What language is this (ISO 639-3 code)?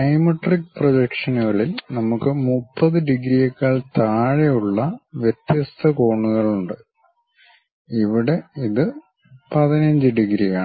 mal